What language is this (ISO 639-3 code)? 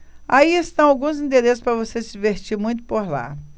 por